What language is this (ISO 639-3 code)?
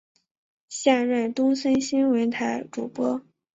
zho